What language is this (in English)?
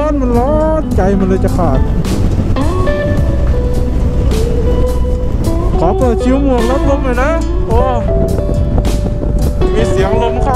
Thai